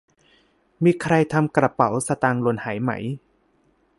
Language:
Thai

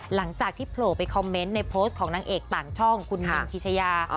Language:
Thai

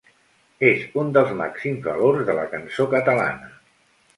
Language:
Catalan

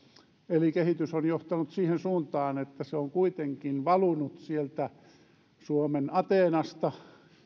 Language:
Finnish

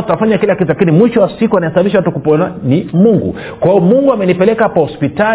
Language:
Swahili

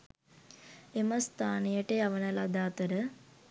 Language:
Sinhala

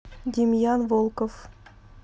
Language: Russian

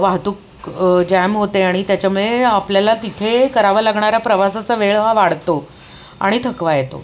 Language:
Marathi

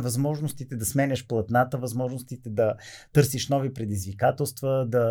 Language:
Bulgarian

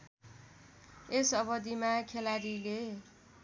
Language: Nepali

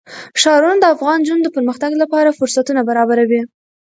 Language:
Pashto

